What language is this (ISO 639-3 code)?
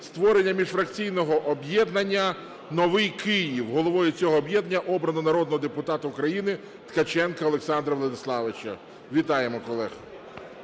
ukr